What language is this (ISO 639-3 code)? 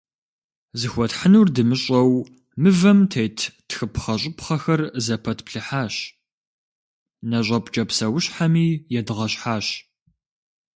kbd